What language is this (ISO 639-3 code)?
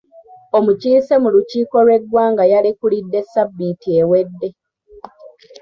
lug